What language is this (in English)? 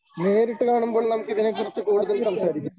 Malayalam